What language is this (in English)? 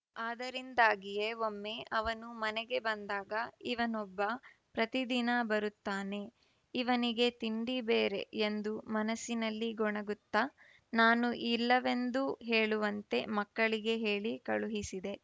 Kannada